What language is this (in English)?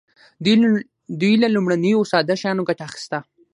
Pashto